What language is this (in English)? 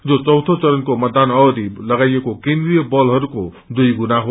Nepali